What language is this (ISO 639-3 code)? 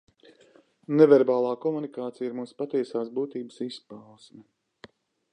lav